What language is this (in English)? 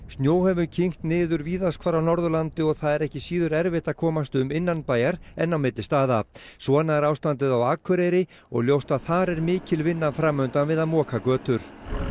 Icelandic